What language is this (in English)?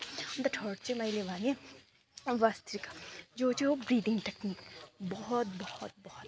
Nepali